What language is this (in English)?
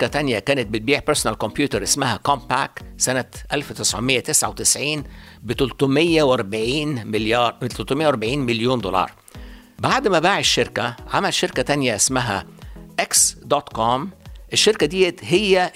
Arabic